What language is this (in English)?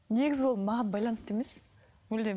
Kazakh